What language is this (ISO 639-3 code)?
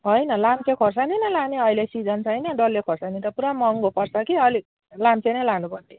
nep